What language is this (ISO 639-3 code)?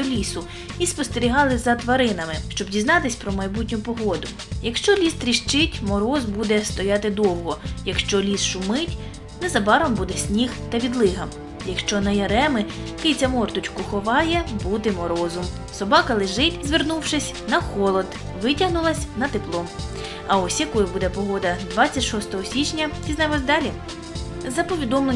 ukr